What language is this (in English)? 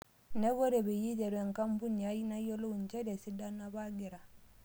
Masai